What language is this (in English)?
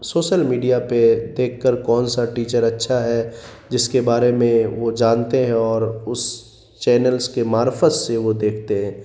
Urdu